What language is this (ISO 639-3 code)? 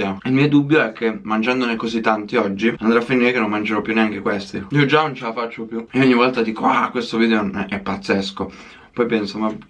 ita